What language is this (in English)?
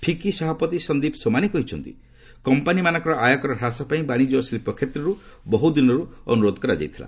Odia